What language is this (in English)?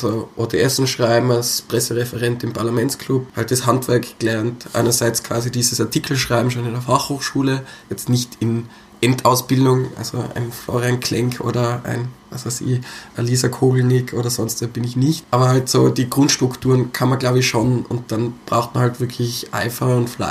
German